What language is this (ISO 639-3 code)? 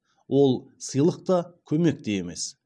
kaz